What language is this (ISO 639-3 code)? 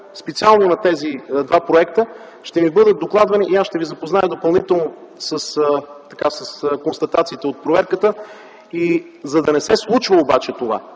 bul